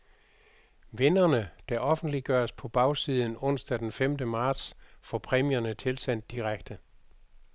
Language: Danish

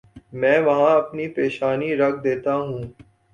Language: Urdu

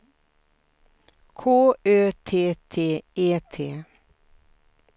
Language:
Swedish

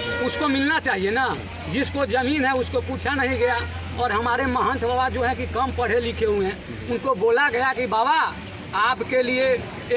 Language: Hindi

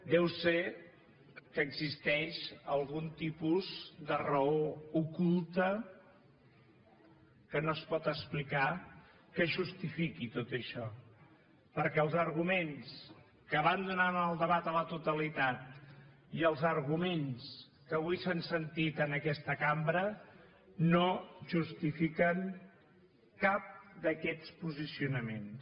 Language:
Catalan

